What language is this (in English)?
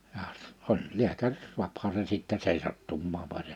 Finnish